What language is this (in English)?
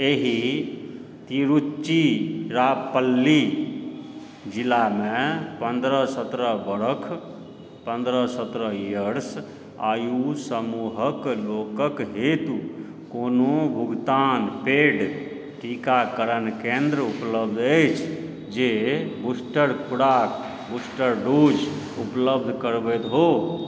Maithili